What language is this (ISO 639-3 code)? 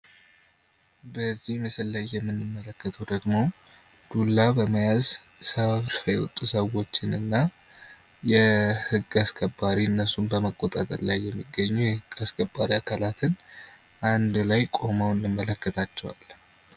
amh